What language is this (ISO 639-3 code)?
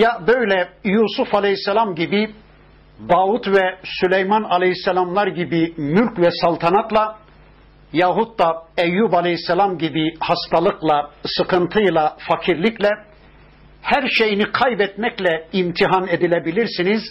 tur